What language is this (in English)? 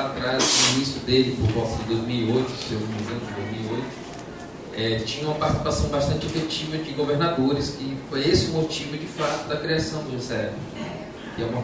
Portuguese